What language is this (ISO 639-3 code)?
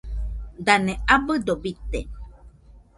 hux